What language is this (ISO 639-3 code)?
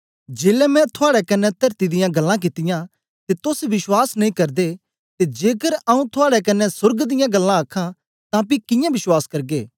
doi